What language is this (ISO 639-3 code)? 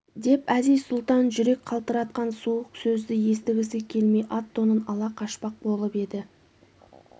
kaz